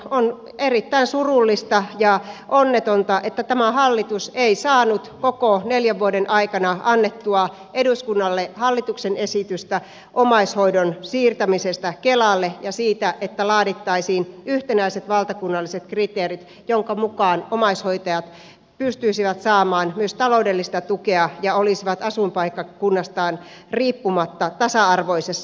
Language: Finnish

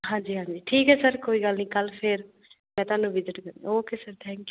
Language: Punjabi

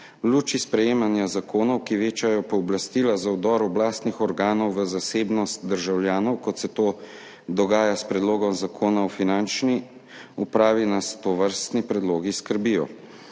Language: Slovenian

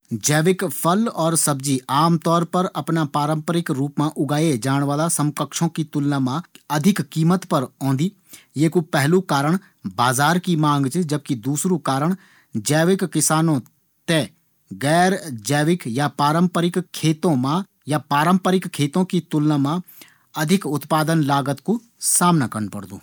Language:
Garhwali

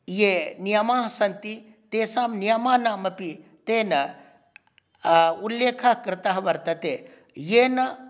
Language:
Sanskrit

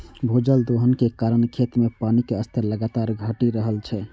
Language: Maithili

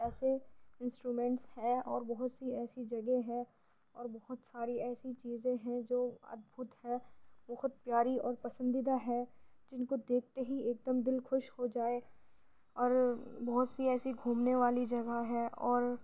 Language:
Urdu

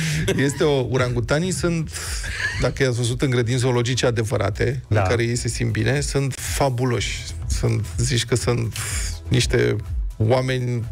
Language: Romanian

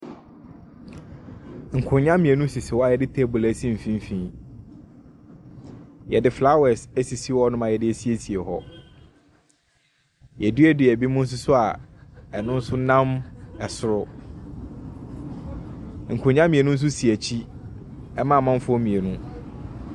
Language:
Akan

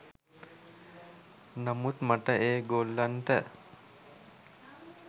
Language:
Sinhala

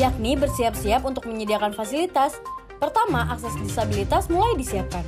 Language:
Indonesian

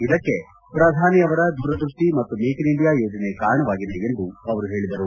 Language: Kannada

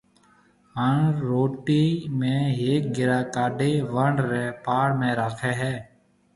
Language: Marwari (Pakistan)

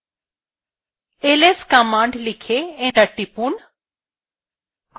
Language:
Bangla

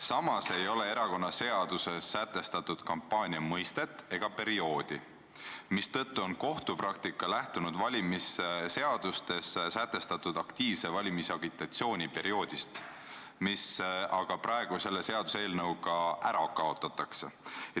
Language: Estonian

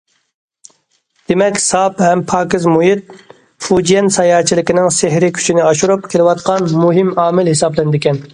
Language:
Uyghur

